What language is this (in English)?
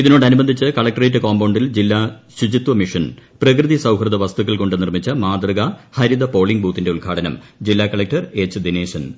Malayalam